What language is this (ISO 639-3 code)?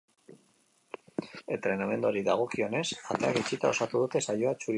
eus